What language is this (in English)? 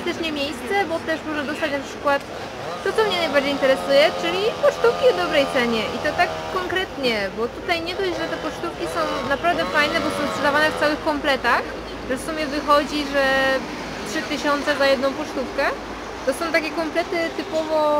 Polish